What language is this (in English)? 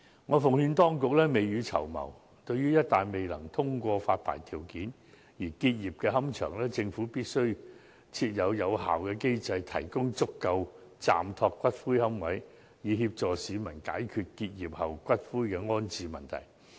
Cantonese